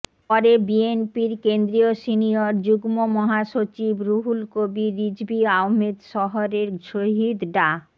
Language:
Bangla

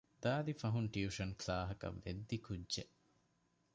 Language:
Divehi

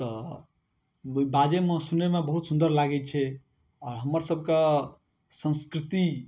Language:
Maithili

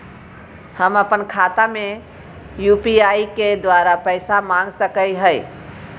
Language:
Magahi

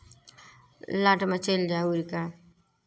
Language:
Maithili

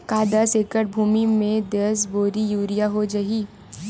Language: Chhattisgarhi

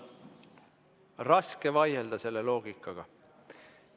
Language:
Estonian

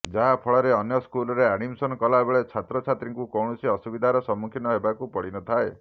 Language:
Odia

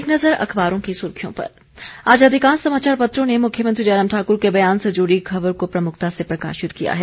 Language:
Hindi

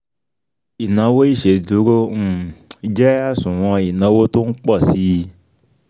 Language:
Yoruba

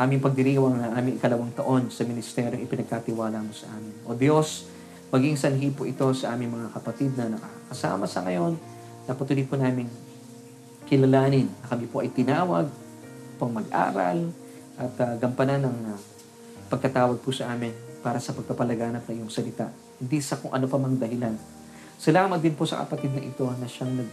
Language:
Filipino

